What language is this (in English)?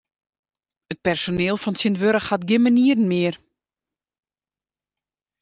Western Frisian